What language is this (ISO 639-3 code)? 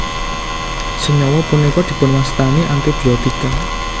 jav